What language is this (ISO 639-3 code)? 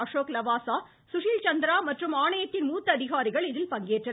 tam